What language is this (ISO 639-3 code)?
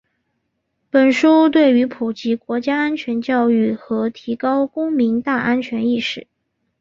zho